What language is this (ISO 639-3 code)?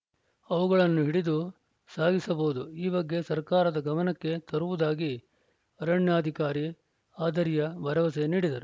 kan